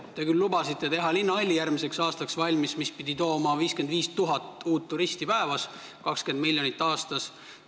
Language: Estonian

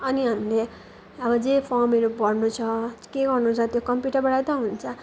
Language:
Nepali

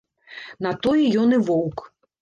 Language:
Belarusian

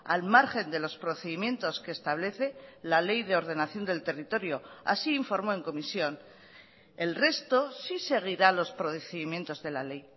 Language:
Spanish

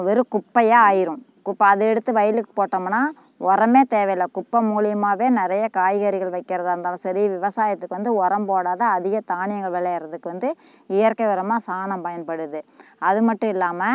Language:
Tamil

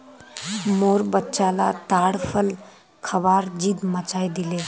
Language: Magahi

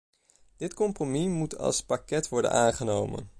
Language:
Dutch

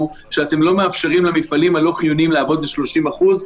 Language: Hebrew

